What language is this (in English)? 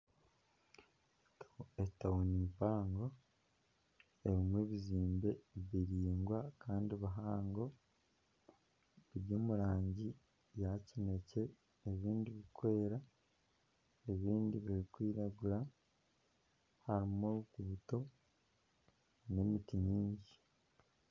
Nyankole